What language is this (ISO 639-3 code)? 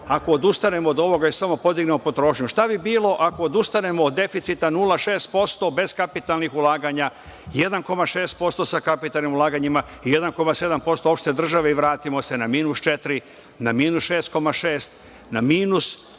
srp